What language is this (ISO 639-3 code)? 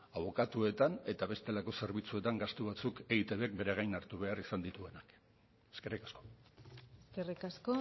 eus